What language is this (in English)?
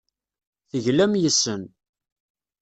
Kabyle